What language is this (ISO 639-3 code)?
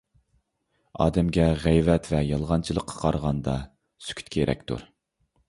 uig